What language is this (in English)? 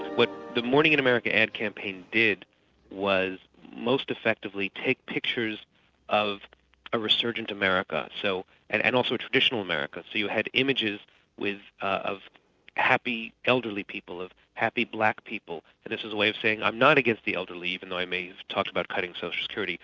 English